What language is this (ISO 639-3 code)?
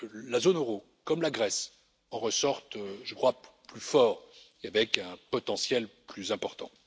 fra